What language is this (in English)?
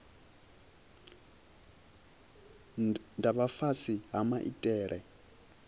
Venda